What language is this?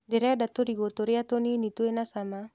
Kikuyu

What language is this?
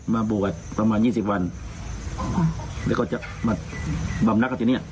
Thai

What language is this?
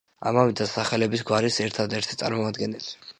Georgian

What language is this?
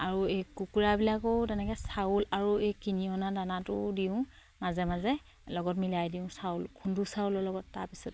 Assamese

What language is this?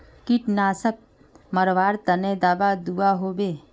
Magahi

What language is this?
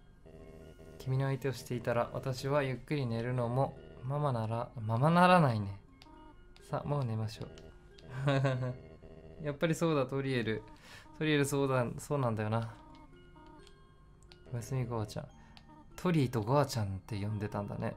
Japanese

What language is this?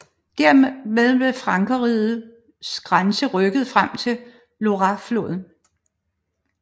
Danish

